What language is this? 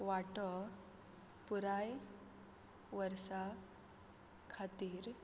Konkani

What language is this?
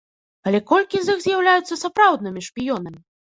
Belarusian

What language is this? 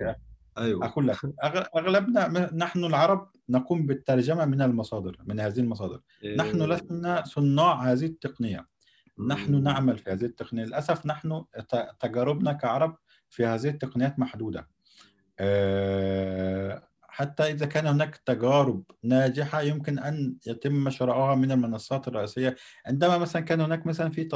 Arabic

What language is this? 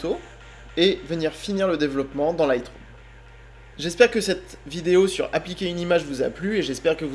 French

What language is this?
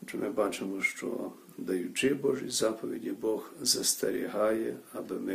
Ukrainian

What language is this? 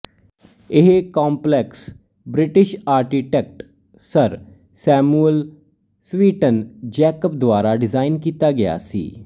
Punjabi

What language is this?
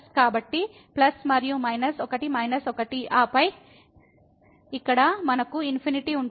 Telugu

